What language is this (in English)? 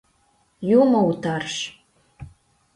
Mari